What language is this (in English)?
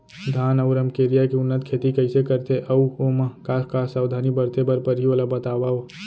Chhattisgarhi